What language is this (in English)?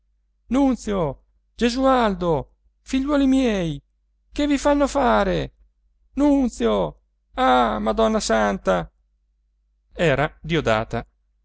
Italian